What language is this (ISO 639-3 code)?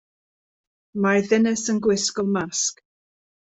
cym